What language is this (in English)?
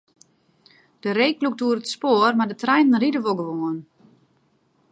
Western Frisian